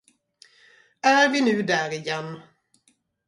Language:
Swedish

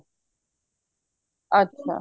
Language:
Punjabi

